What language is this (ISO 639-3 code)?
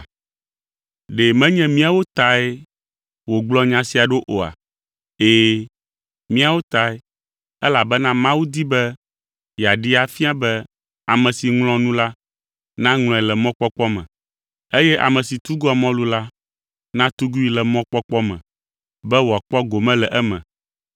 ewe